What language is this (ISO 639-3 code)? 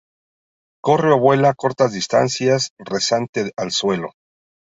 spa